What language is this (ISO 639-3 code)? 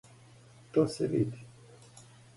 srp